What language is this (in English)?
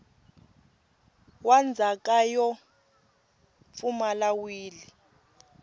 Tsonga